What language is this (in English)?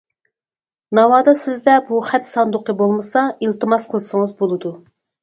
Uyghur